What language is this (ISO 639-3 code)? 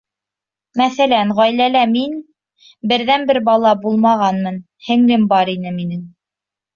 bak